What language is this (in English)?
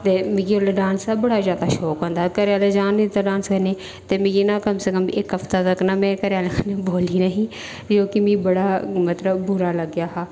Dogri